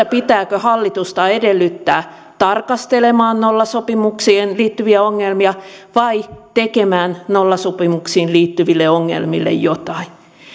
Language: Finnish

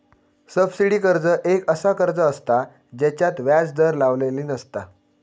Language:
Marathi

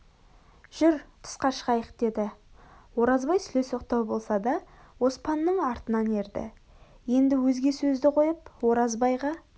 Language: Kazakh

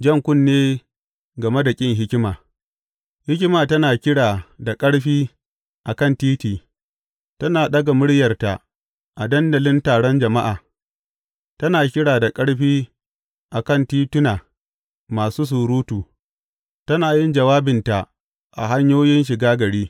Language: Hausa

